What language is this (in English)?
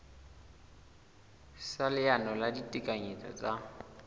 Southern Sotho